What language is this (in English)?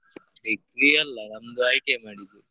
Kannada